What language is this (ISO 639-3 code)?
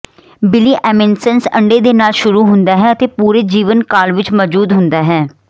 pan